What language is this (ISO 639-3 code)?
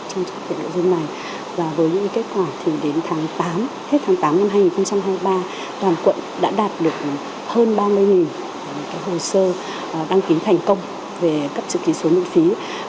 vie